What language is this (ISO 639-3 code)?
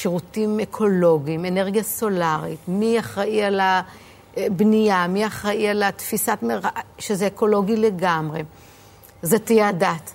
heb